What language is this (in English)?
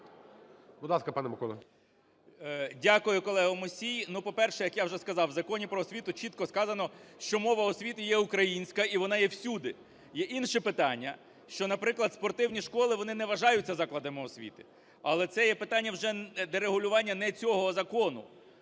Ukrainian